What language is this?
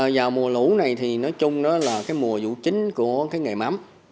Vietnamese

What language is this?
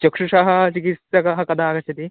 Sanskrit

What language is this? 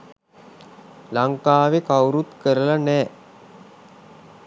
Sinhala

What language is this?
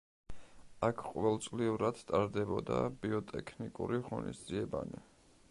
Georgian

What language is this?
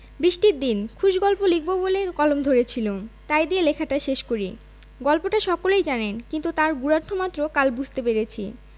Bangla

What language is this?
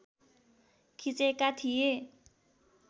Nepali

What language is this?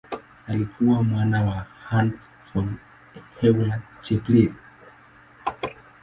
Swahili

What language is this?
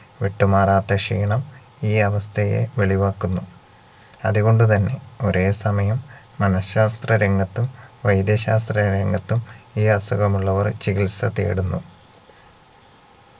Malayalam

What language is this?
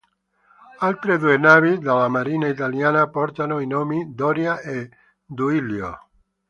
Italian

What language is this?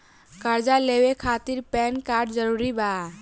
Bhojpuri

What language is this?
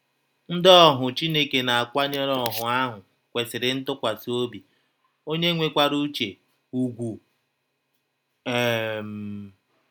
Igbo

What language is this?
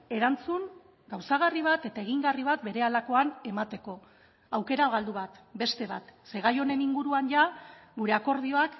Basque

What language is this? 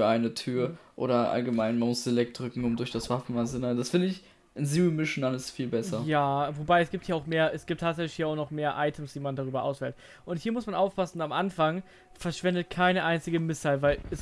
German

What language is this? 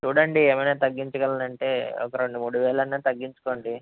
Telugu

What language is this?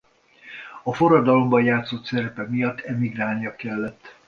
Hungarian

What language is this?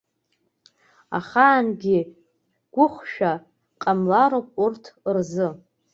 Abkhazian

